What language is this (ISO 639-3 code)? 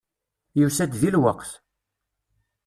kab